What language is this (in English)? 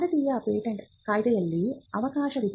Kannada